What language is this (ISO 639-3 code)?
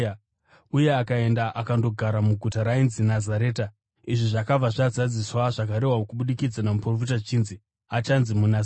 sna